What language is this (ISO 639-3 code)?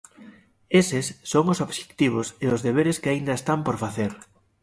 glg